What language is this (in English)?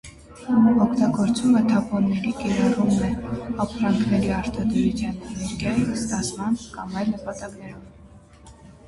Armenian